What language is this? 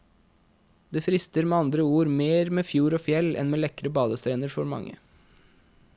Norwegian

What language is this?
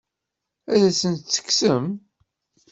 Kabyle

